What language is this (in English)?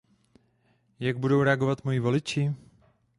Czech